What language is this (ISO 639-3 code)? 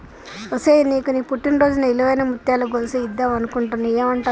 tel